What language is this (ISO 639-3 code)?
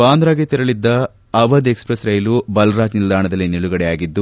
kan